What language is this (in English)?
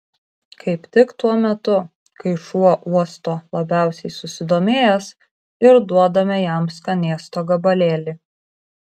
Lithuanian